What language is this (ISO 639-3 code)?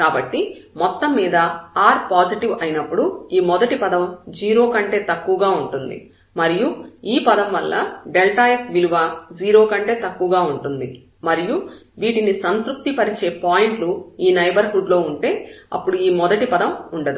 tel